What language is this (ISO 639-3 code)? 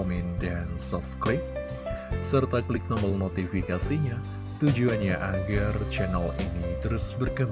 ind